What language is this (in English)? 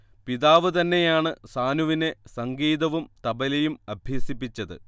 Malayalam